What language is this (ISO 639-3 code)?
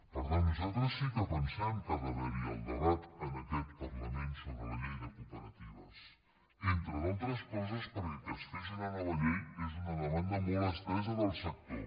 cat